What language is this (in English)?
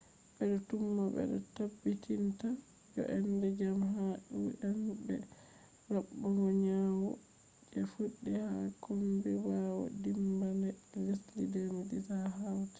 Fula